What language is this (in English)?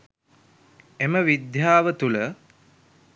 Sinhala